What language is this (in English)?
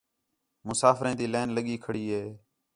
Khetrani